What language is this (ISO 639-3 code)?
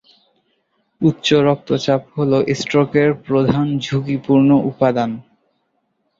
ben